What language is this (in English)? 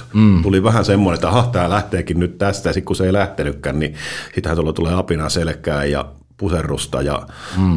Finnish